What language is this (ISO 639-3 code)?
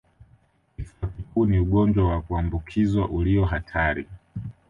swa